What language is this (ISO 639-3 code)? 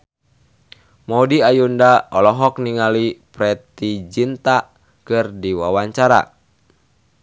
sun